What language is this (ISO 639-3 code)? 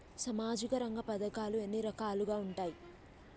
tel